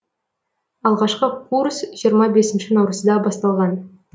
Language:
Kazakh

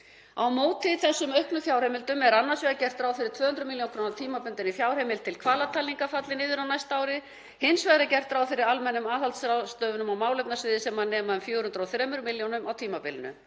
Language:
Icelandic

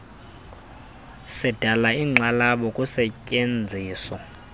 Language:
Xhosa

